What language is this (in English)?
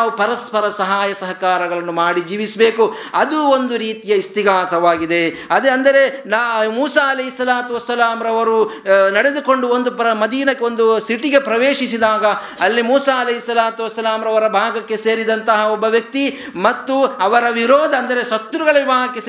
Kannada